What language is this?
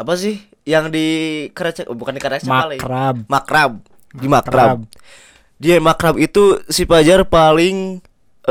Indonesian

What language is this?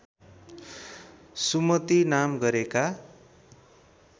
Nepali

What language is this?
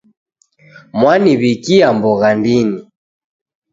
Taita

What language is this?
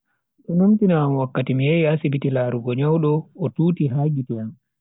Bagirmi Fulfulde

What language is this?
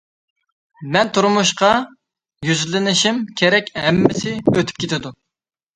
Uyghur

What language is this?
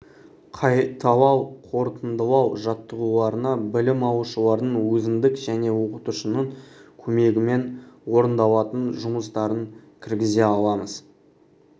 Kazakh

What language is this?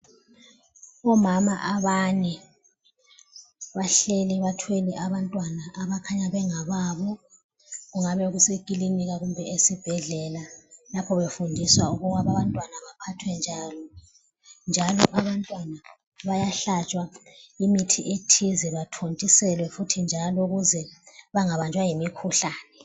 North Ndebele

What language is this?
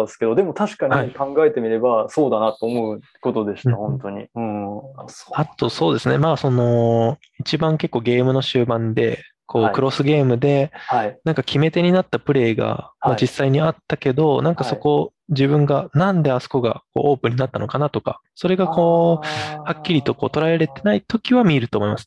Japanese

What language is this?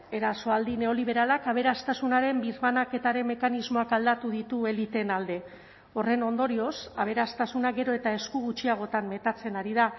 Basque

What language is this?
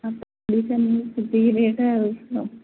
Odia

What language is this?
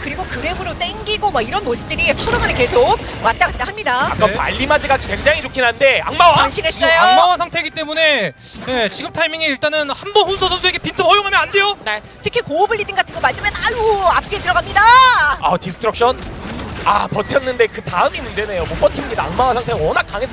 Korean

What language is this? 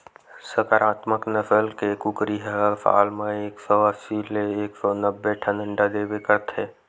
Chhattisgarhi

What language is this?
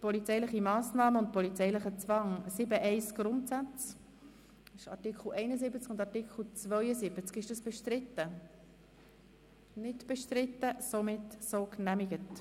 Swiss German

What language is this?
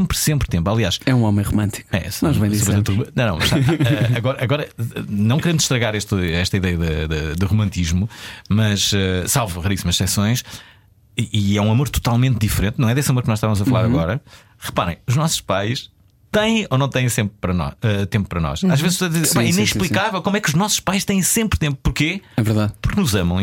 Portuguese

